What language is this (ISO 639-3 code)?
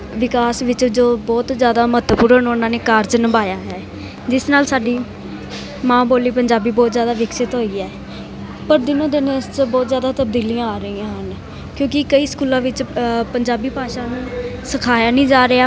pan